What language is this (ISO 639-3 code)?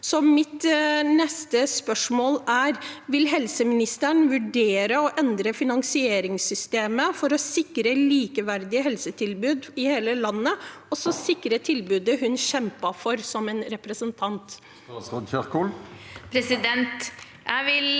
nor